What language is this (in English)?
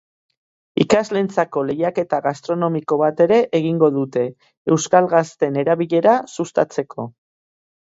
Basque